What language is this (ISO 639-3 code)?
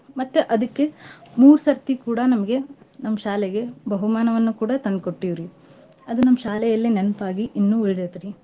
kan